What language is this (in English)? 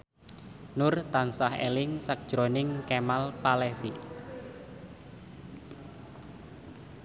Javanese